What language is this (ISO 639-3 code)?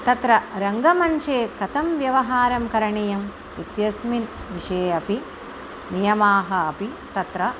san